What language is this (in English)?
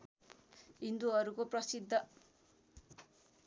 Nepali